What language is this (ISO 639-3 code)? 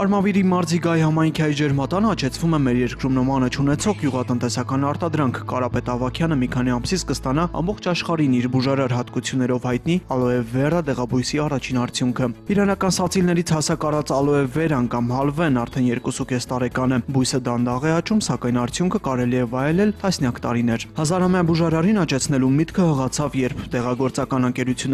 tur